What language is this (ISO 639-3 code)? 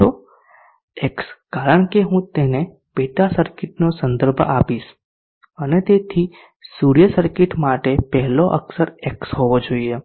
guj